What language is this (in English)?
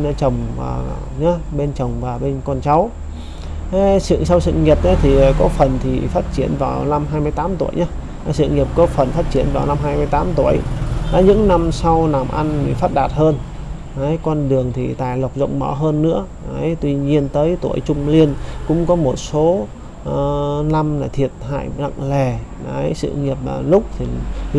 Vietnamese